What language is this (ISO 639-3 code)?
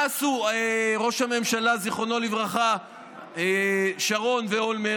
heb